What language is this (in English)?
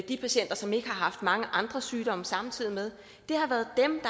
Danish